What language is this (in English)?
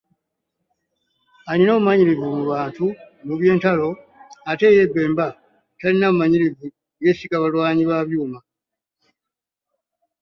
Ganda